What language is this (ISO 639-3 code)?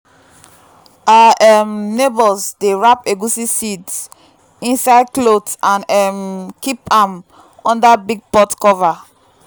pcm